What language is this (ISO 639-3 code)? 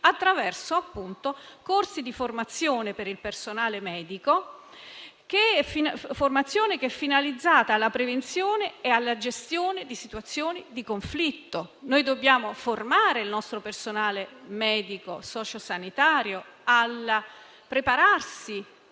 ita